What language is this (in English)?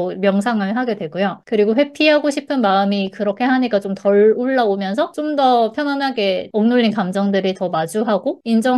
Korean